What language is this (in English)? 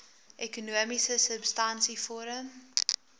Afrikaans